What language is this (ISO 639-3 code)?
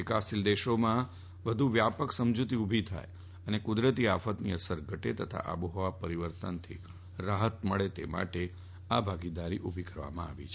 guj